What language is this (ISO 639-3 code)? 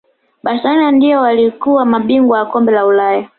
swa